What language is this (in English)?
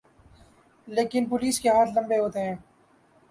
Urdu